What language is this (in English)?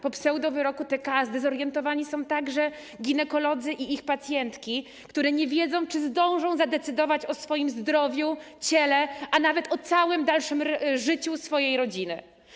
Polish